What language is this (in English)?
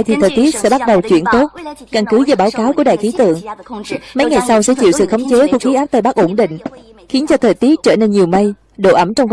Vietnamese